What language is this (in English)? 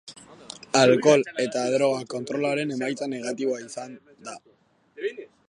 Basque